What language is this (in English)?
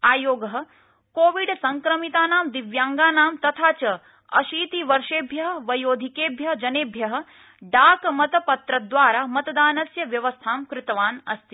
Sanskrit